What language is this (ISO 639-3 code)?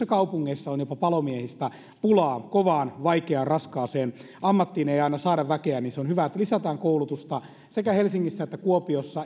fin